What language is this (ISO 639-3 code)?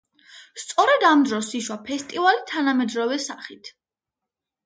kat